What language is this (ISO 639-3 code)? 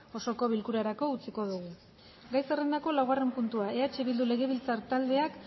eus